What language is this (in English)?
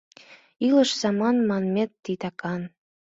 Mari